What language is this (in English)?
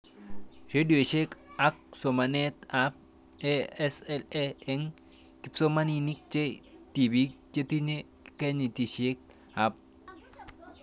Kalenjin